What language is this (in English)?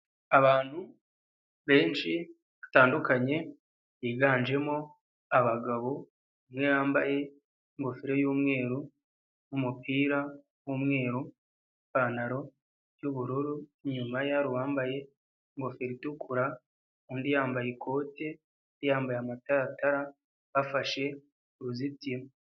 Kinyarwanda